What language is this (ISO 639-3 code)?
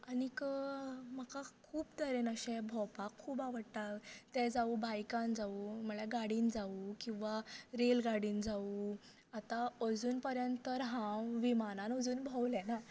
kok